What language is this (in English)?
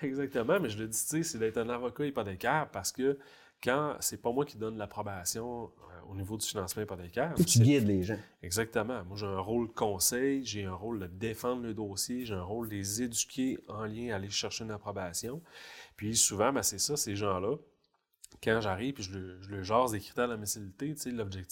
French